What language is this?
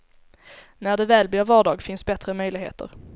Swedish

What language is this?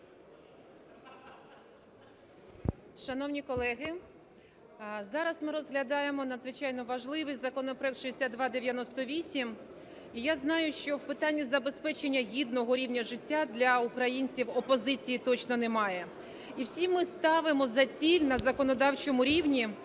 Ukrainian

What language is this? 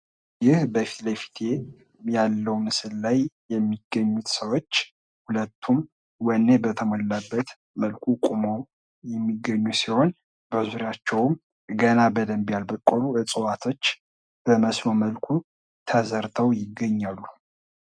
Amharic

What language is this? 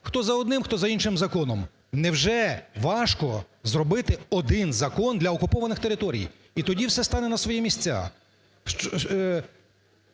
Ukrainian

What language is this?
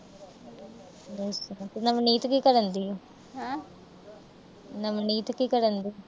Punjabi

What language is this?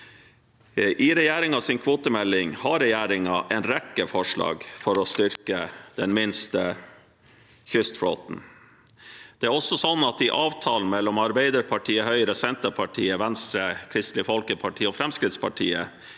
Norwegian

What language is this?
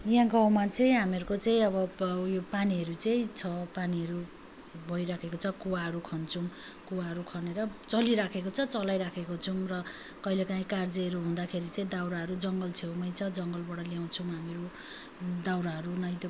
Nepali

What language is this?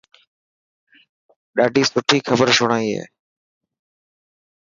Dhatki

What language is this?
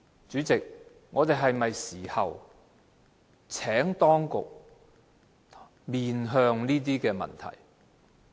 Cantonese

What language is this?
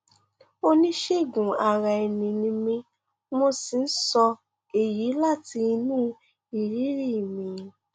Yoruba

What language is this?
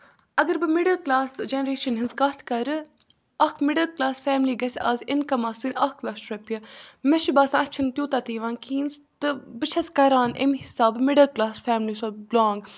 Kashmiri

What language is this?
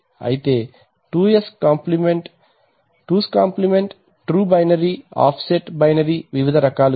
Telugu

